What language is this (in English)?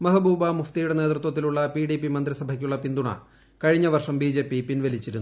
Malayalam